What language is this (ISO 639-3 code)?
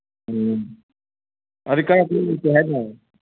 mni